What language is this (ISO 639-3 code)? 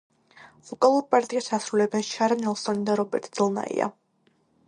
kat